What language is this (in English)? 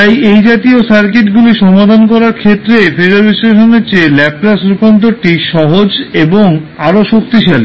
Bangla